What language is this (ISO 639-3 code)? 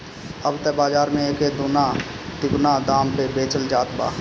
bho